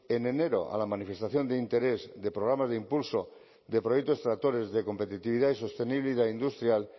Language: Spanish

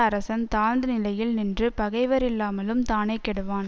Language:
Tamil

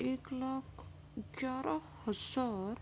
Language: Urdu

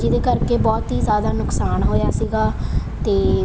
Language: Punjabi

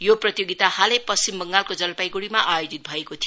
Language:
Nepali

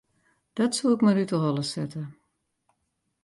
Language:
Western Frisian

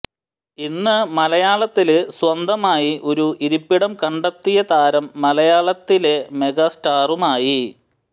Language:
Malayalam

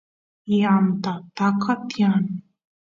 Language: Santiago del Estero Quichua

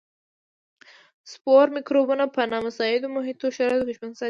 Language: Pashto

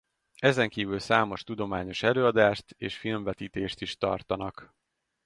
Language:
Hungarian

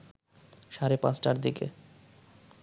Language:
Bangla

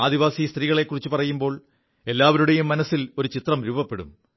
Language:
Malayalam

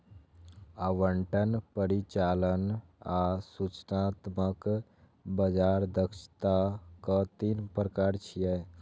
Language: Maithili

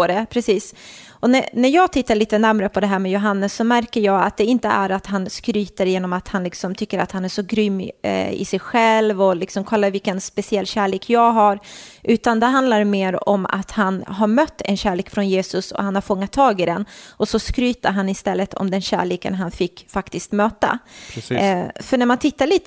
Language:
Swedish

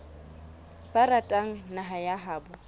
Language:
Southern Sotho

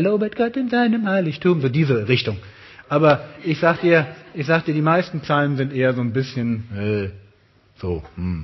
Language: German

